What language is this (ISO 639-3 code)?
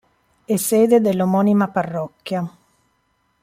ita